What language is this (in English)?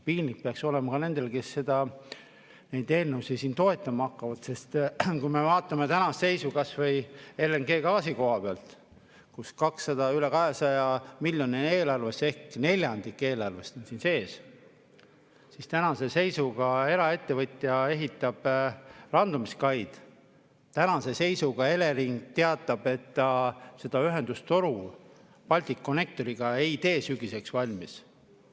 Estonian